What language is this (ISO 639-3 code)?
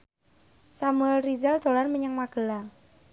jav